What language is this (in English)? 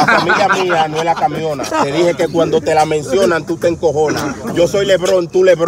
Spanish